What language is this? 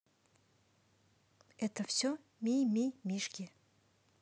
Russian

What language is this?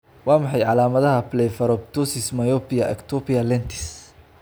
Somali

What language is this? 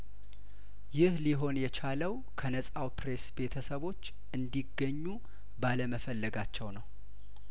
Amharic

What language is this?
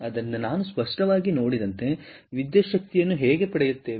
Kannada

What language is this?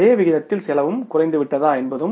Tamil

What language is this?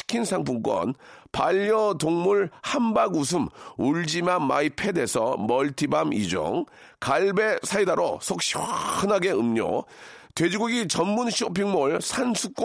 Korean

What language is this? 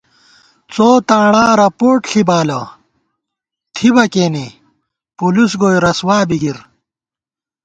Gawar-Bati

